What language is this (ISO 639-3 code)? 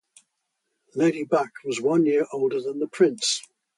eng